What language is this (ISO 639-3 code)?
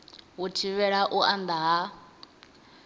ven